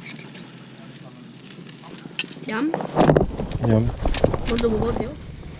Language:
Korean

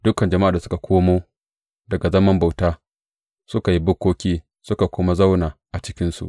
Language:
Hausa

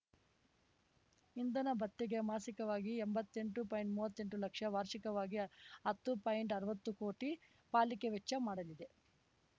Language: Kannada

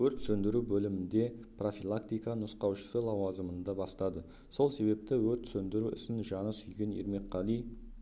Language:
Kazakh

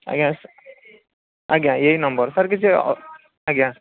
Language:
Odia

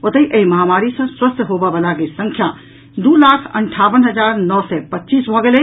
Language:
Maithili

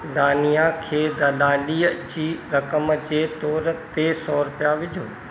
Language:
Sindhi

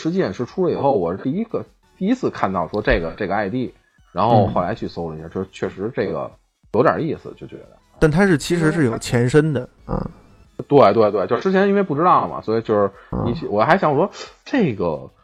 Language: Chinese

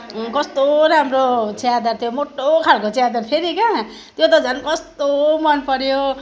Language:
Nepali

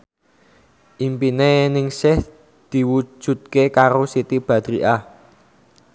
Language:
Javanese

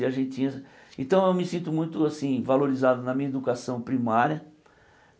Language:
Portuguese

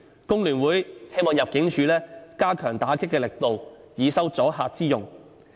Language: Cantonese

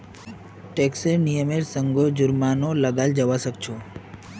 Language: Magahi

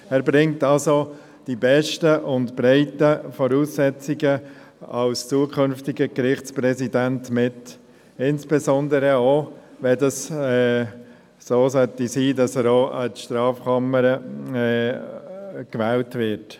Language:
Swiss German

